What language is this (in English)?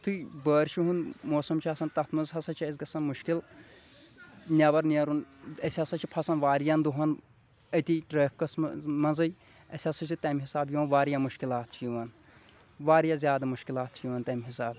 Kashmiri